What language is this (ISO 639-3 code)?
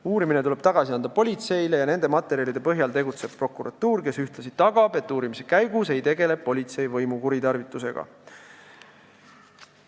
est